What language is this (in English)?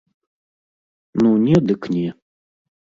Belarusian